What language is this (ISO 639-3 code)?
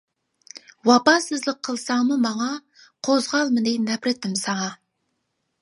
uig